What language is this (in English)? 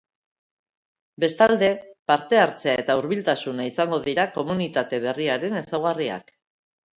Basque